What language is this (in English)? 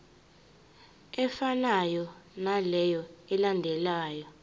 Zulu